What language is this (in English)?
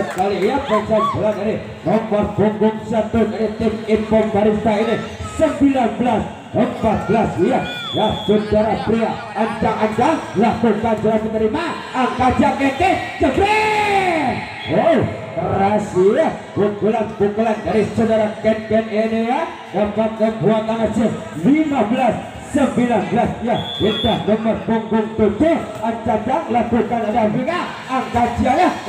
Romanian